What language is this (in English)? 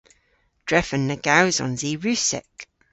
Cornish